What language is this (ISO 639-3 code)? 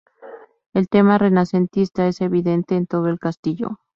spa